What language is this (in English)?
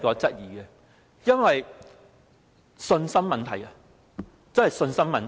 Cantonese